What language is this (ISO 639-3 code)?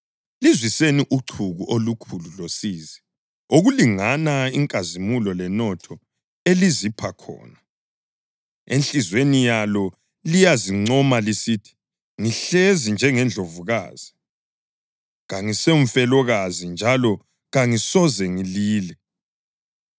nde